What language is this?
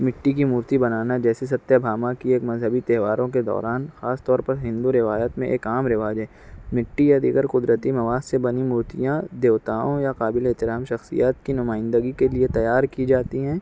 Urdu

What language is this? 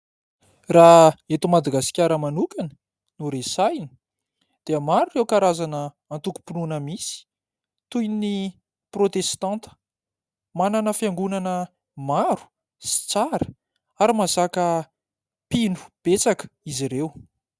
Malagasy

